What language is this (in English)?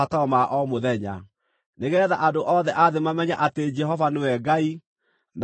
Kikuyu